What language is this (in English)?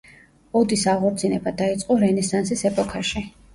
Georgian